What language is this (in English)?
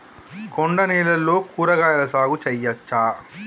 Telugu